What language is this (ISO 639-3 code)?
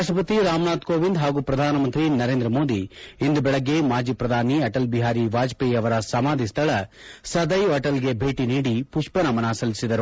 kan